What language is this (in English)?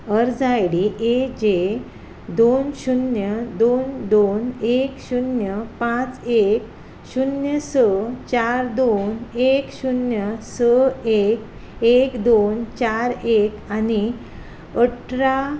Konkani